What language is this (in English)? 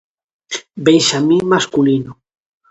Galician